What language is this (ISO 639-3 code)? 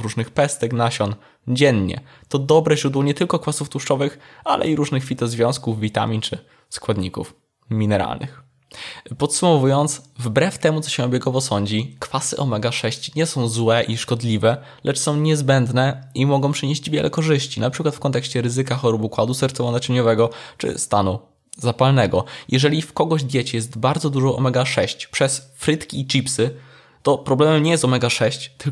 pol